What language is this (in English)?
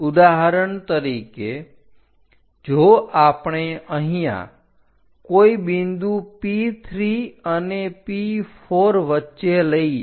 Gujarati